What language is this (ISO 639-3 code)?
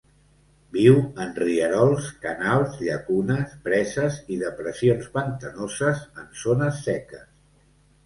cat